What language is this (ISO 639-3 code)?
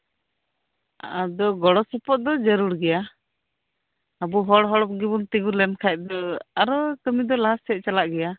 sat